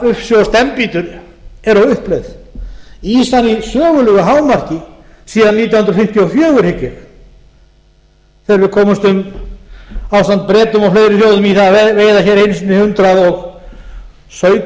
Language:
Icelandic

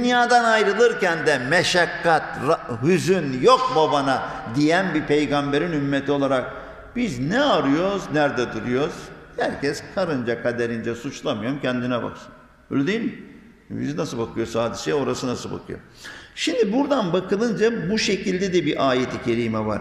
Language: Turkish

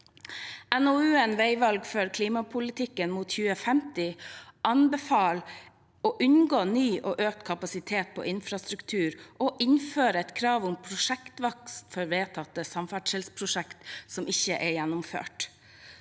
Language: Norwegian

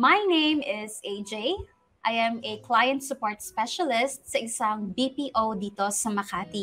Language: Filipino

